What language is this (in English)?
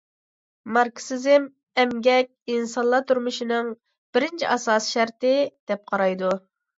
Uyghur